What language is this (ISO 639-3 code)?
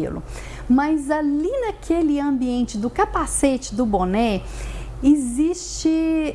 por